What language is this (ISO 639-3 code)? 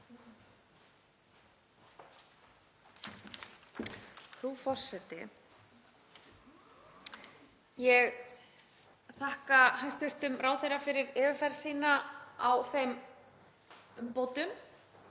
isl